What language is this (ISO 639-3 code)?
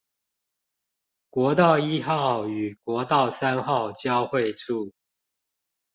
zho